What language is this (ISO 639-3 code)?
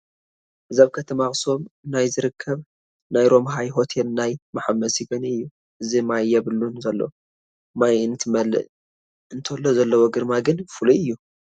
tir